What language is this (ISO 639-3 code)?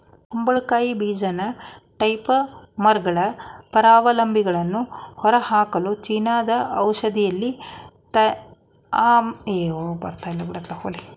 kan